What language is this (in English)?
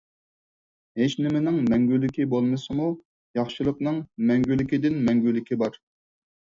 Uyghur